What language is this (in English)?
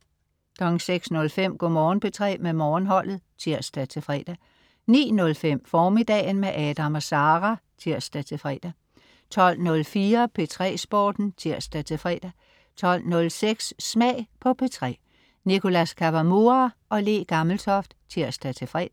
Danish